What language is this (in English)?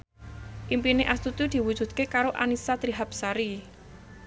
Javanese